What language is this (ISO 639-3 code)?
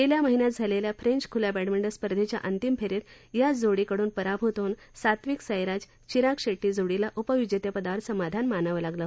mar